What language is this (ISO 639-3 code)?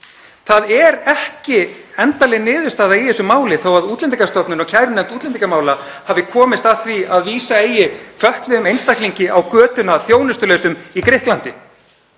isl